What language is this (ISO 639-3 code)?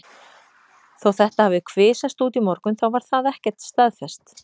isl